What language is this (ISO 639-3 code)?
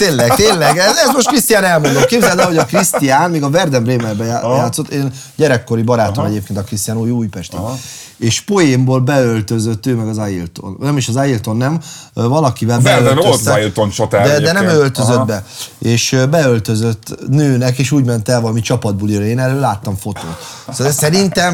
hun